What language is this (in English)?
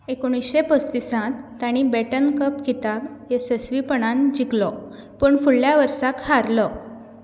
Konkani